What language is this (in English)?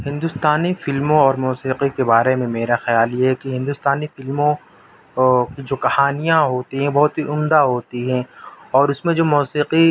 Urdu